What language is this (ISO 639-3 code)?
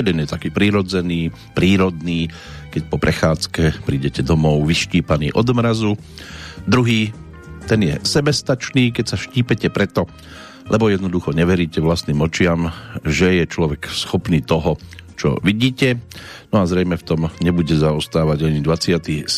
slk